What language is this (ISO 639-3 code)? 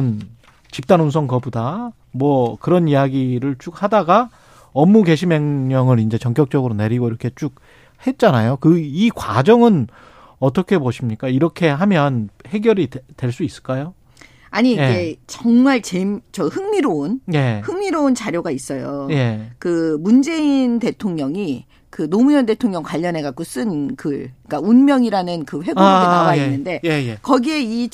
kor